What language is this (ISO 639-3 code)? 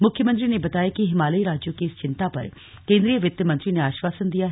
hin